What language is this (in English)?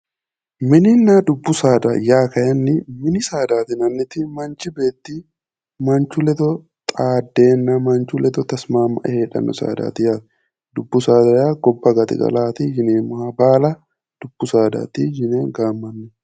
Sidamo